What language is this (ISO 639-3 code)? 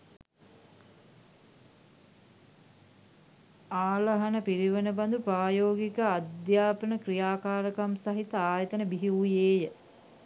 sin